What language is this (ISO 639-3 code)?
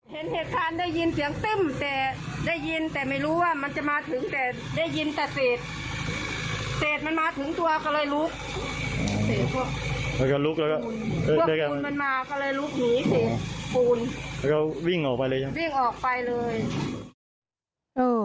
tha